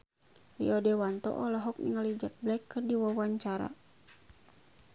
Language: Sundanese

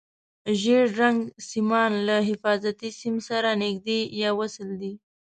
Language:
Pashto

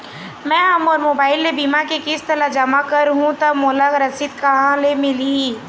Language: Chhattisgarhi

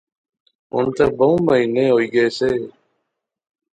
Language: Pahari-Potwari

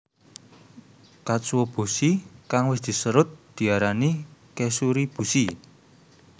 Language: Javanese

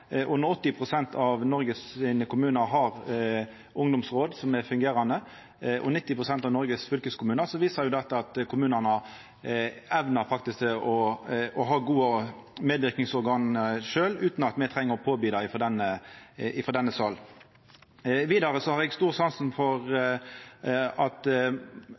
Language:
Norwegian Nynorsk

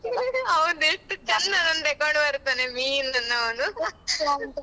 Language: Kannada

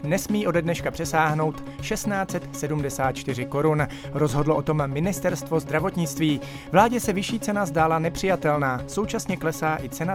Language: Czech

